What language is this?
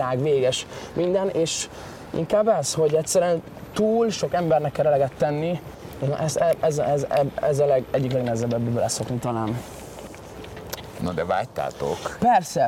Hungarian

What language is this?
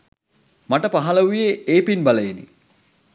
Sinhala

